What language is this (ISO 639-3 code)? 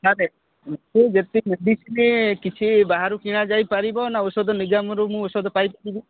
ori